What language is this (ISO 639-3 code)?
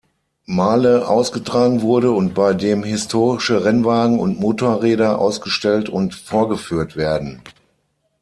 deu